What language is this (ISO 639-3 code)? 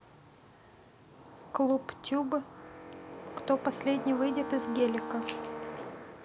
rus